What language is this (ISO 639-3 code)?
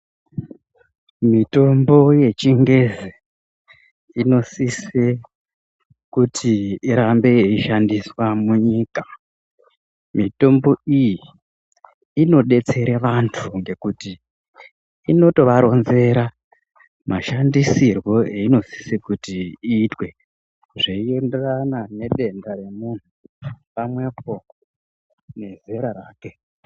ndc